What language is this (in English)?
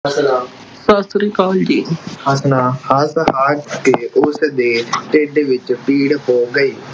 Punjabi